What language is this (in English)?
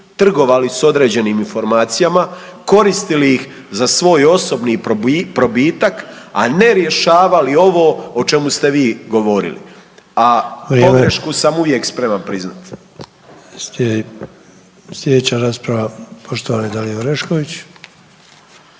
Croatian